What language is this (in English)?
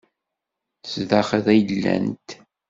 Kabyle